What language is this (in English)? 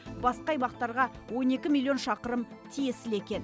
Kazakh